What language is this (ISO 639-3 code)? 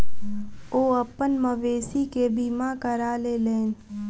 mai